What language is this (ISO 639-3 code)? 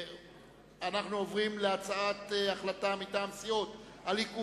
heb